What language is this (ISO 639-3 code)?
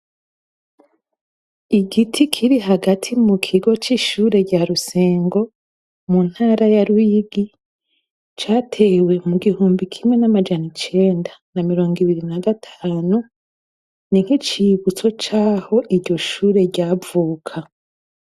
run